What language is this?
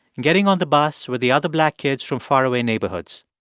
English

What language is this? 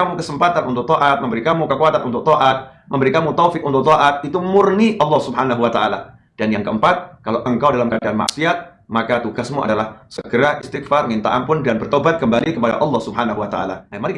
Indonesian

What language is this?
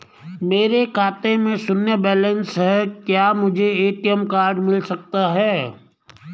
Hindi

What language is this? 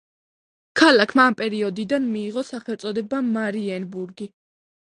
Georgian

